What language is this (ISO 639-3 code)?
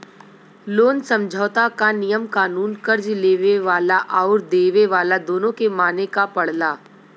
bho